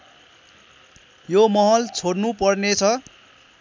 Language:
Nepali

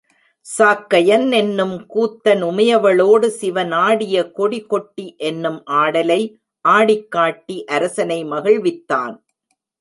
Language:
Tamil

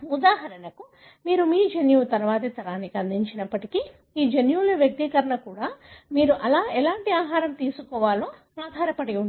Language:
Telugu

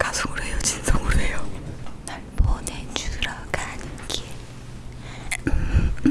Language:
Korean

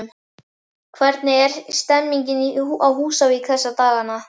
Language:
Icelandic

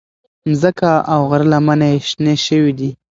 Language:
Pashto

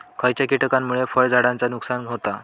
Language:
Marathi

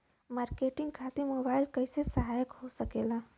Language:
Bhojpuri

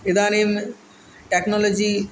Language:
Sanskrit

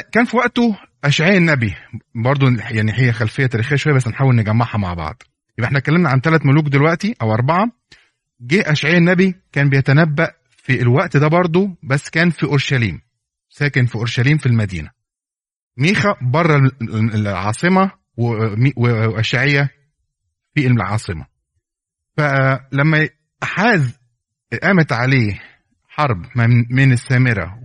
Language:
Arabic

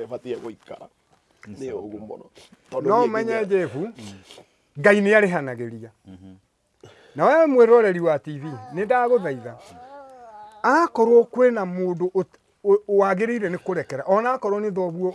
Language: Italian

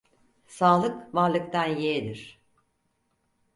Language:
Turkish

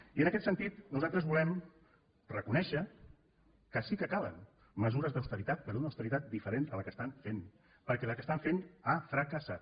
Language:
Catalan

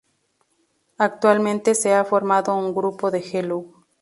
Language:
Spanish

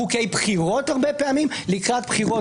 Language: Hebrew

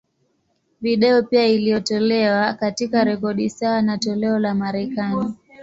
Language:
Swahili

